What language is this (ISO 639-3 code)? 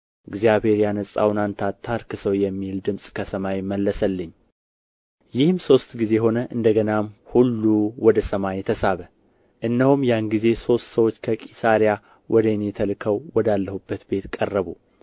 amh